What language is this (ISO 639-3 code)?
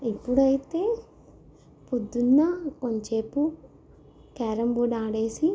tel